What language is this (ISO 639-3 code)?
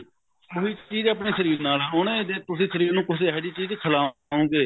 pan